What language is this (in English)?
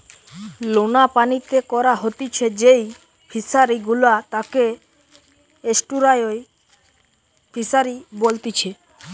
Bangla